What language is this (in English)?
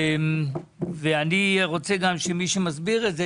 Hebrew